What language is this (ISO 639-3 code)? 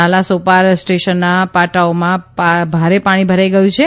guj